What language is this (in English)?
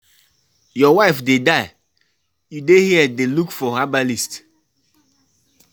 Nigerian Pidgin